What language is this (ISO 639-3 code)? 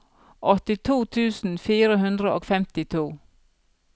nor